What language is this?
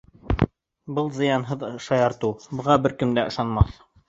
Bashkir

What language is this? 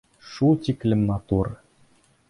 Bashkir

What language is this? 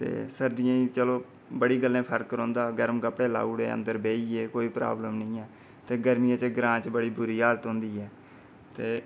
Dogri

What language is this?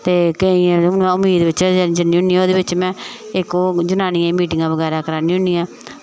Dogri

